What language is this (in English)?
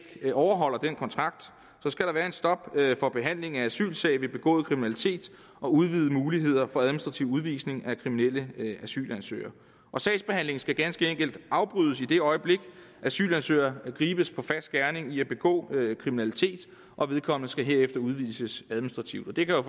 Danish